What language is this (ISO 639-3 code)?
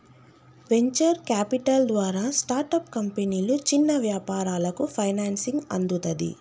tel